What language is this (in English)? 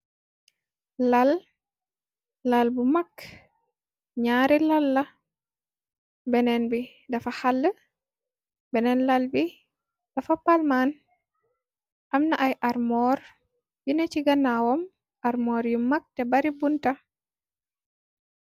Wolof